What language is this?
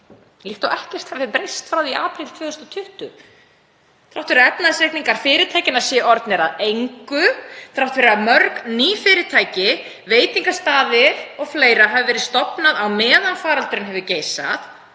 Icelandic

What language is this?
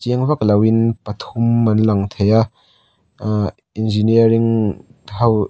Mizo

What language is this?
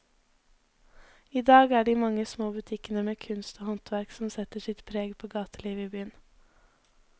Norwegian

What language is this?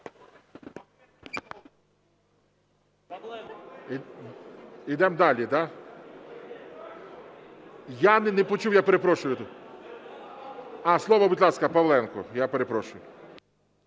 Ukrainian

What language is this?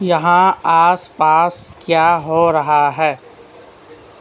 Urdu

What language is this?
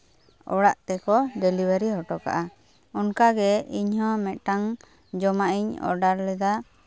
Santali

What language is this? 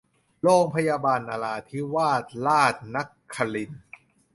Thai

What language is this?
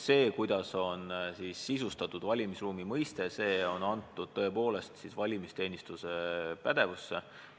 Estonian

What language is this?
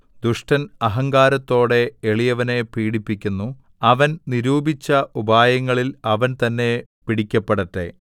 Malayalam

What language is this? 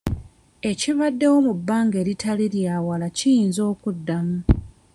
Ganda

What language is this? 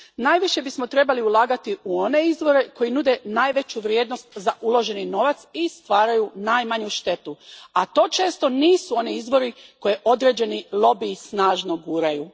Croatian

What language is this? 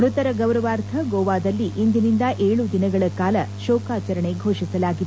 Kannada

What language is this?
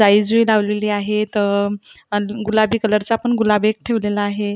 Marathi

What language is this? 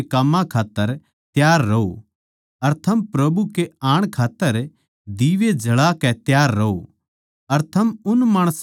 Haryanvi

